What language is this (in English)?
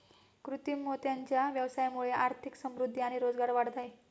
Marathi